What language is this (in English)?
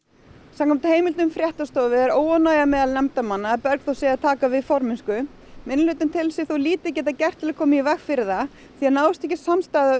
Icelandic